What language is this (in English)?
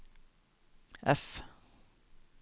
Norwegian